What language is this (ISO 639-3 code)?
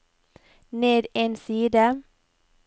nor